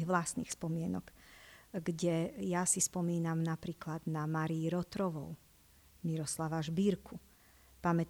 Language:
Slovak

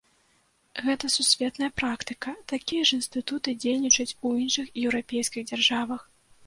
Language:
Belarusian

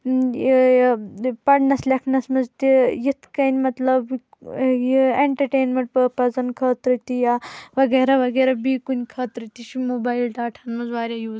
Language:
Kashmiri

